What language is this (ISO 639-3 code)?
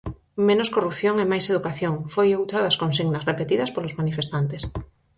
glg